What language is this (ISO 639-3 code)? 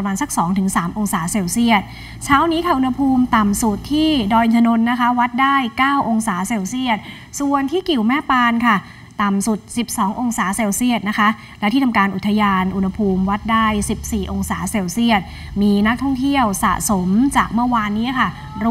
tha